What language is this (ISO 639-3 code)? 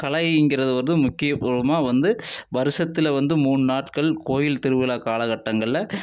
tam